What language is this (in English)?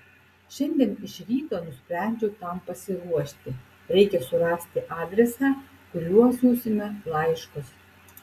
Lithuanian